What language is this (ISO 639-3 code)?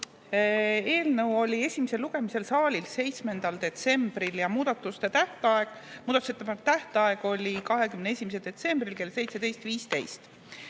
est